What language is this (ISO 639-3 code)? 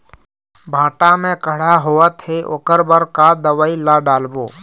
hne